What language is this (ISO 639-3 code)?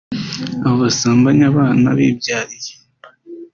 kin